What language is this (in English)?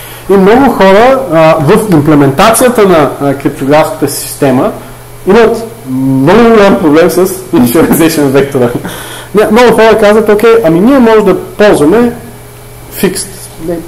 Bulgarian